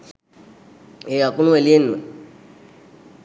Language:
Sinhala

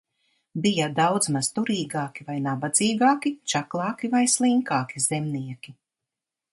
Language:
Latvian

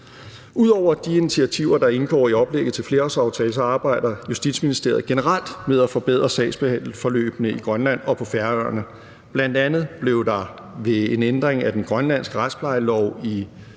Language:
Danish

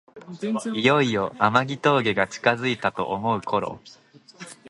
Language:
Japanese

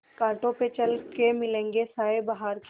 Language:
Hindi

